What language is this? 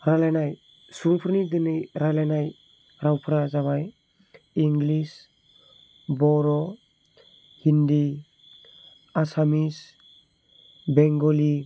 Bodo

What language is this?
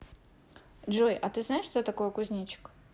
Russian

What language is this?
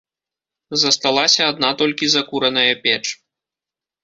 Belarusian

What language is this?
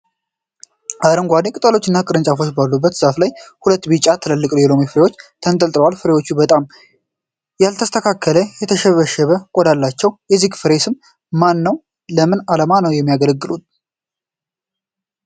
Amharic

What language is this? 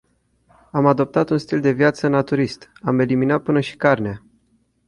Romanian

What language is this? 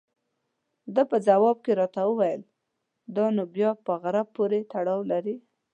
Pashto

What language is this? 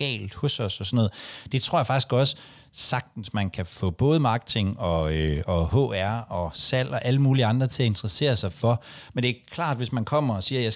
Danish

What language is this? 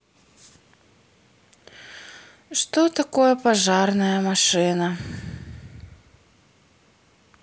Russian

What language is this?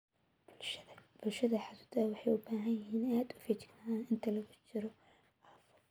Somali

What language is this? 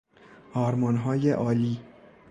Persian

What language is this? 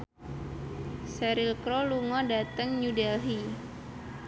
Javanese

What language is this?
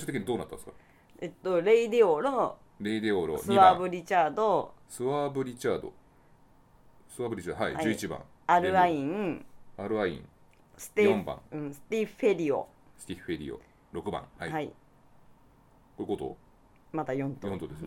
Japanese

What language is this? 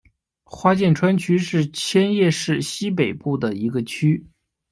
Chinese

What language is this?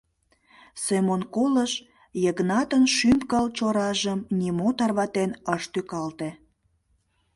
Mari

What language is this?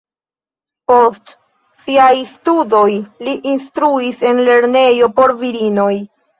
Esperanto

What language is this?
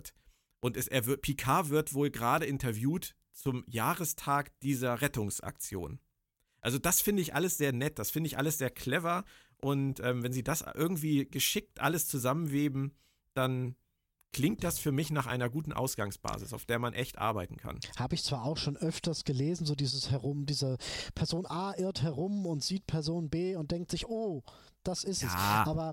German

